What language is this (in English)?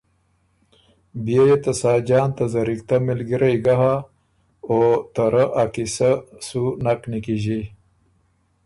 Ormuri